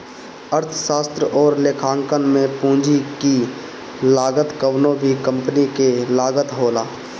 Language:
Bhojpuri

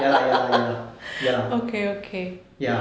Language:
English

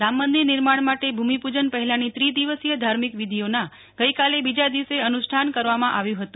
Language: Gujarati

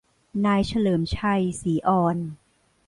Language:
Thai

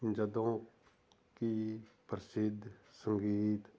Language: Punjabi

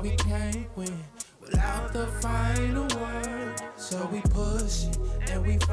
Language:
English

